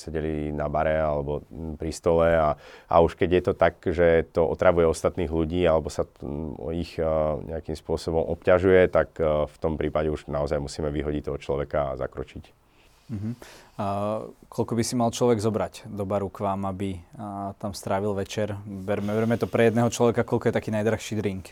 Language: Slovak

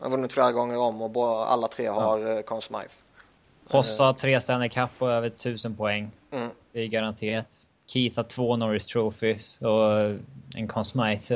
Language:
Swedish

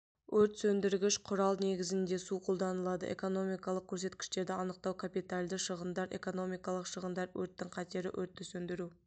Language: Kazakh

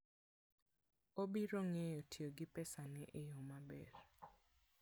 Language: Luo (Kenya and Tanzania)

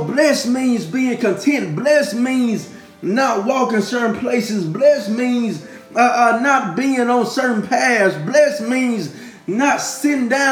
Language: English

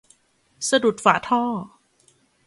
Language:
Thai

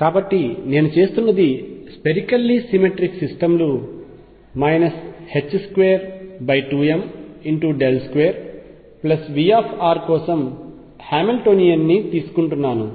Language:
Telugu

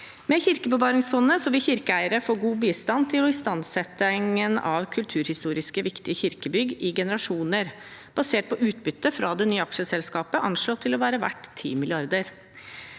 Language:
Norwegian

